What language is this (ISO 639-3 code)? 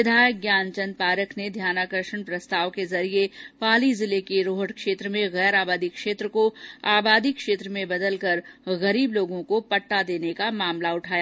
hin